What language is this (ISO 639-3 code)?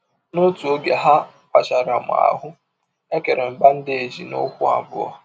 ibo